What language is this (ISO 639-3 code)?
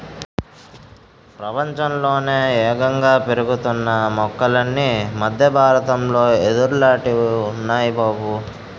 tel